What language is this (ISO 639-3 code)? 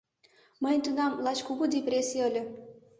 chm